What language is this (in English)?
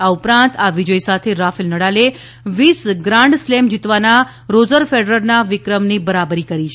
Gujarati